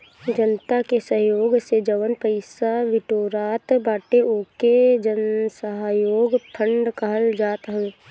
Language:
Bhojpuri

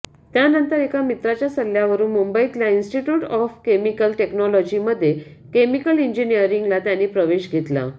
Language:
Marathi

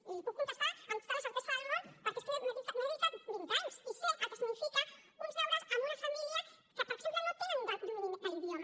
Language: Catalan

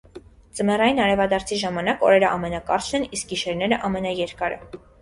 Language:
Armenian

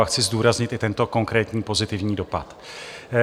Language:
Czech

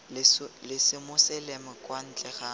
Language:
Tswana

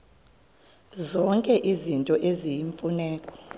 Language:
Xhosa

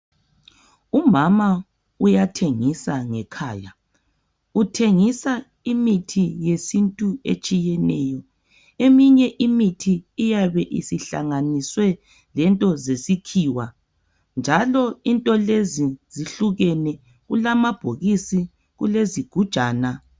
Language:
North Ndebele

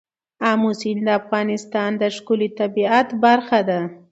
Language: Pashto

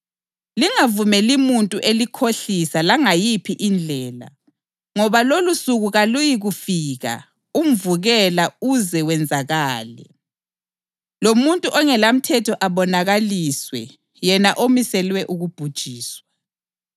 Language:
North Ndebele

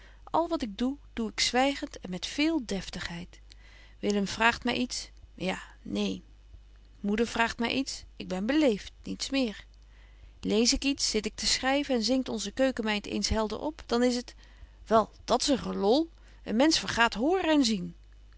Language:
Dutch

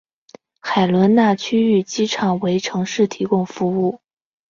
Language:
Chinese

